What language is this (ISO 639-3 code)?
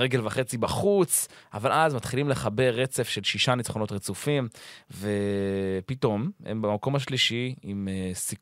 heb